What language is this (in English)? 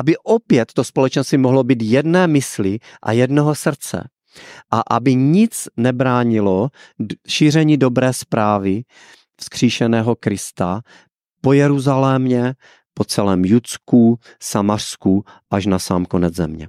Czech